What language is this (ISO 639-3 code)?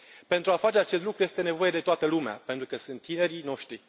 ron